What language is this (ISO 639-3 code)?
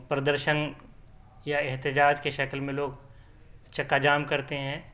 urd